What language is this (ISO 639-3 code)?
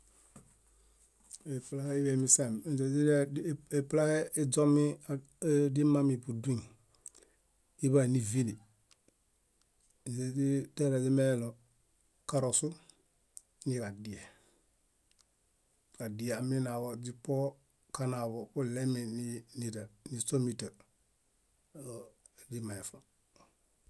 bda